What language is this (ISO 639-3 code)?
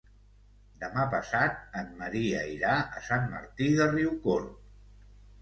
cat